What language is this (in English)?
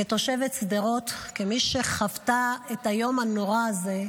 Hebrew